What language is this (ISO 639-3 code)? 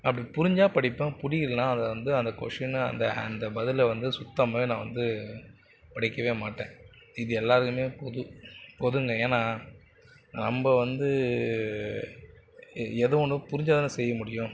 tam